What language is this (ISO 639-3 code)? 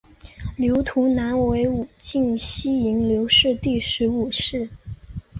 zho